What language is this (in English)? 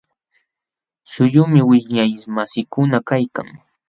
Jauja Wanca Quechua